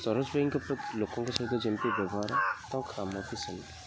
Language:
Odia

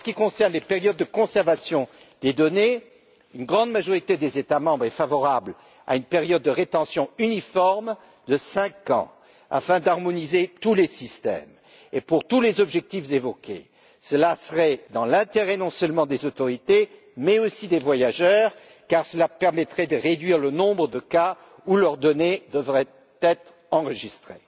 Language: French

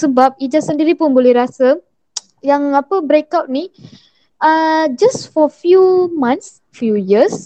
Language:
Malay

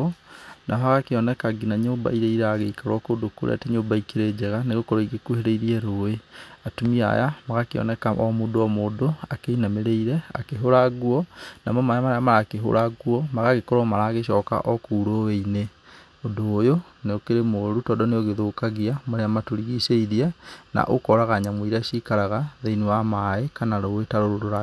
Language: Kikuyu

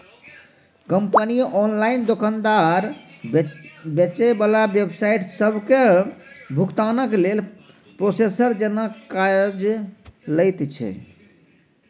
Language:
Maithili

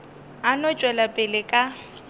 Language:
Northern Sotho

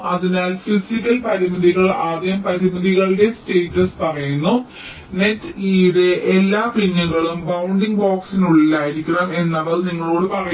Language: Malayalam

